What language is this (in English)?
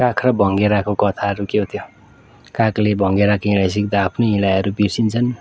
Nepali